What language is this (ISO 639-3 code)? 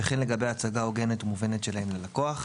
heb